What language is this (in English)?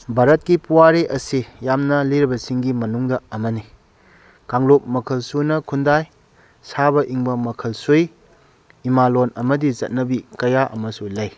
Manipuri